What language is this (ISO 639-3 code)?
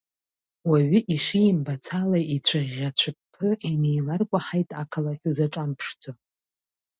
abk